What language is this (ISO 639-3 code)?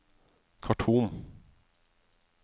nor